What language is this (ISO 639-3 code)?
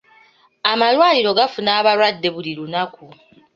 lug